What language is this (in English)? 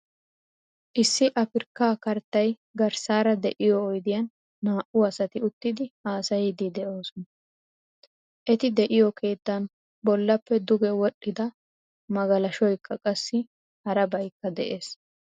Wolaytta